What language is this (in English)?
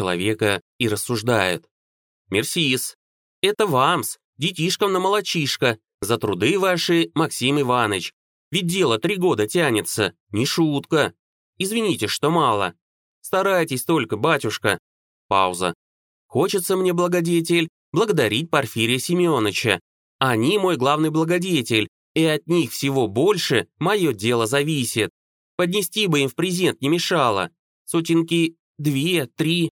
Russian